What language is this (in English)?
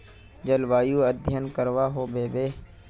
Magahi